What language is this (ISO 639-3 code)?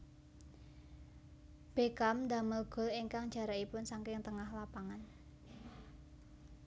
jav